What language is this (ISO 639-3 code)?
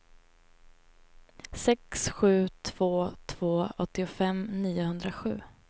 swe